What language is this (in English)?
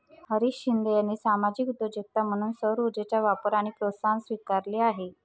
Marathi